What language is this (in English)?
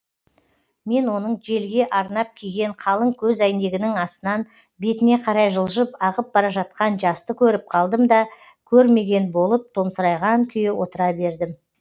Kazakh